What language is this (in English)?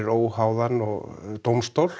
Icelandic